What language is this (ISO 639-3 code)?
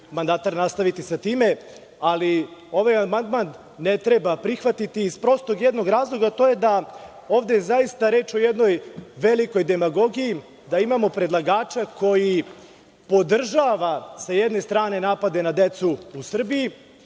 srp